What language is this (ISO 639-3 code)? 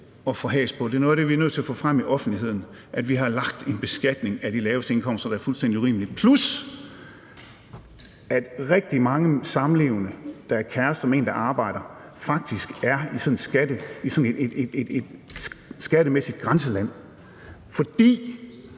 dan